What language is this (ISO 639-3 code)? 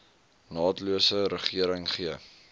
afr